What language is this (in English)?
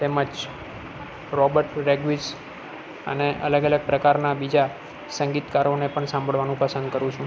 Gujarati